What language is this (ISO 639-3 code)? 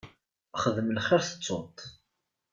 kab